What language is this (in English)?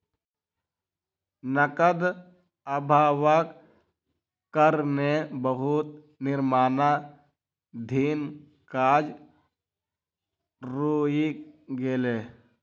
Maithili